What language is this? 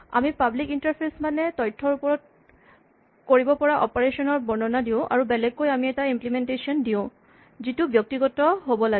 Assamese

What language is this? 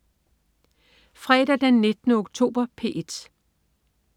Danish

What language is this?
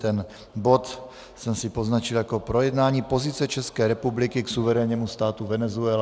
Czech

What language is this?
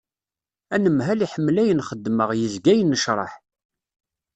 Kabyle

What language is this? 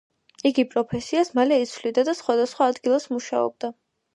Georgian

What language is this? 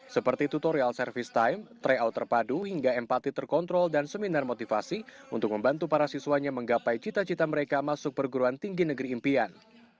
Indonesian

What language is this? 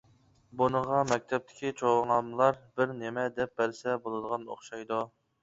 Uyghur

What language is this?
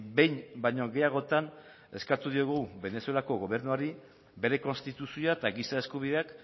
Basque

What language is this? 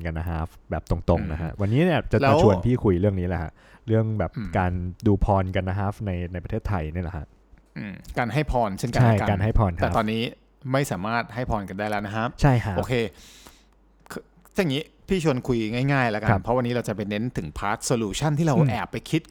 Thai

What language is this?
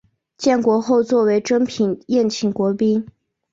Chinese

